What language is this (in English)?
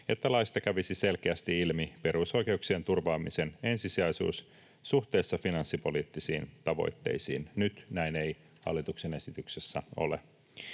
Finnish